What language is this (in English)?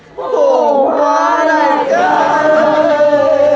Vietnamese